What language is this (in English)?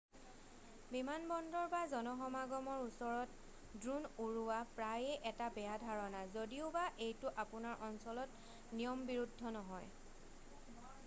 Assamese